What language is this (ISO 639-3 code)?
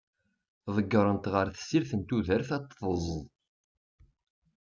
kab